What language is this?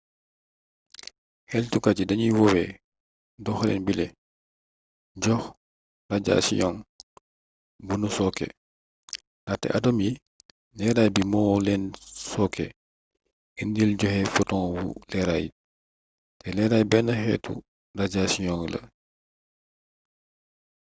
Wolof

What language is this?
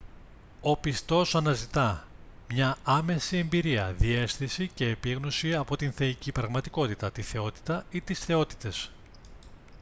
Greek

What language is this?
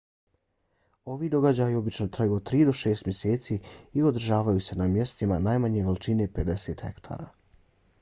Bosnian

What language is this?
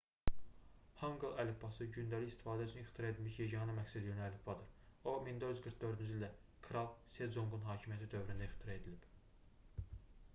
Azerbaijani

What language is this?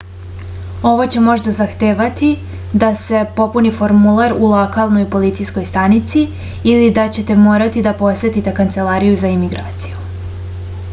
Serbian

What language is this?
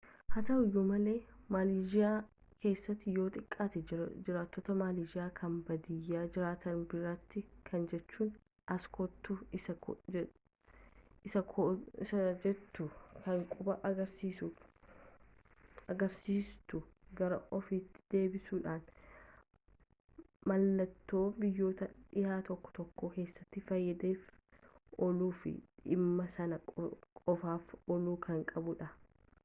Oromo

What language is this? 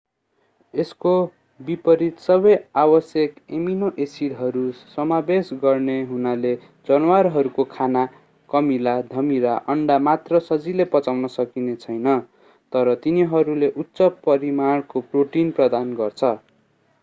Nepali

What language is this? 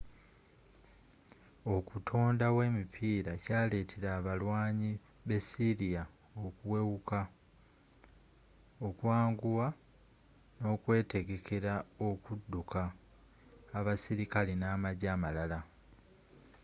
Ganda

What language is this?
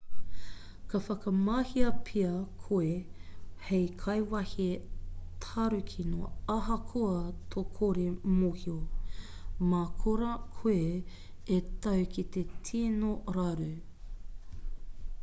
Māori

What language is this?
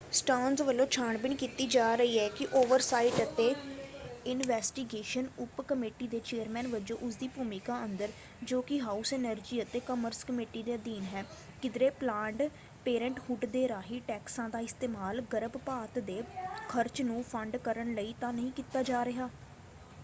Punjabi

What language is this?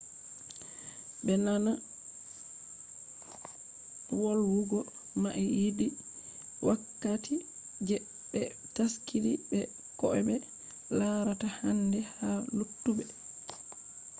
Fula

